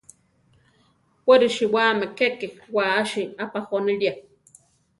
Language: Central Tarahumara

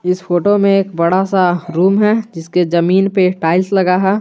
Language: Hindi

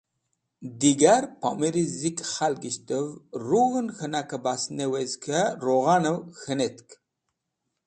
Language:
Wakhi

